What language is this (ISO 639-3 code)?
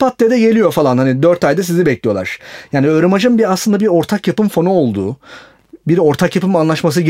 tur